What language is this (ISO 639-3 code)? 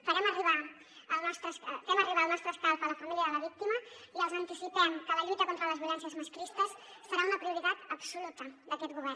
cat